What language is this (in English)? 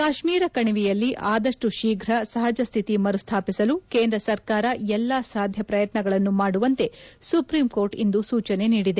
Kannada